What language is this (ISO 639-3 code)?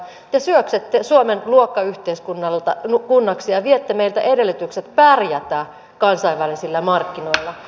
fin